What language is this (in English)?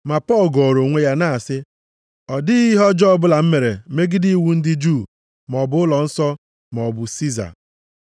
Igbo